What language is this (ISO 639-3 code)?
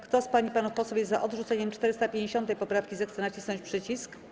pol